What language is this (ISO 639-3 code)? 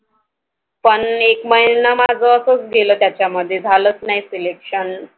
mar